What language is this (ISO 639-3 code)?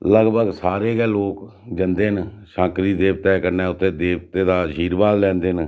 doi